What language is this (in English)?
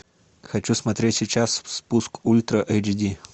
Russian